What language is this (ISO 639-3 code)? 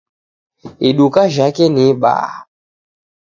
dav